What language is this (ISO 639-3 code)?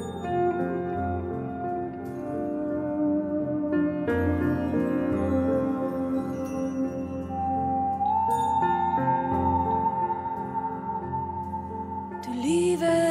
nld